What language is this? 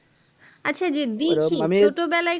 Bangla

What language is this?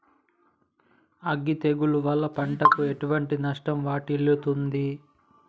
Telugu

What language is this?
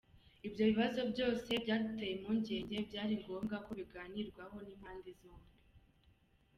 Kinyarwanda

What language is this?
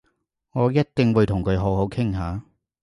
Cantonese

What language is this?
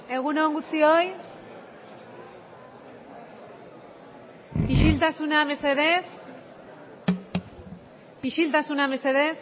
Basque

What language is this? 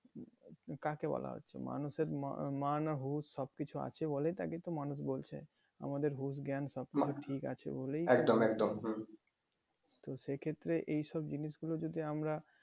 Bangla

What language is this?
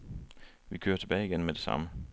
Danish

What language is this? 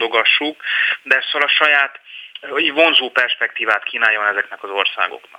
Hungarian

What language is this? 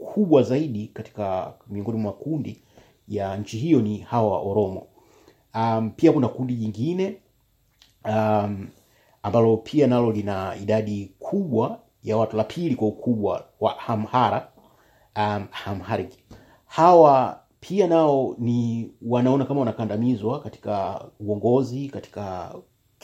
Swahili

